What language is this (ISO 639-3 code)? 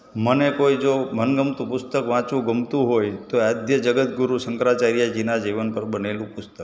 guj